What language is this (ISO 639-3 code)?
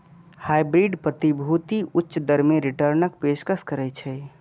mai